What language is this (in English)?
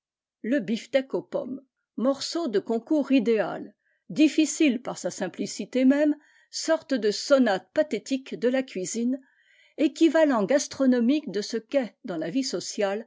French